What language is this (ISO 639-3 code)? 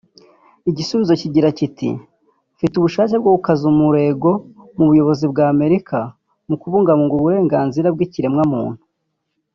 kin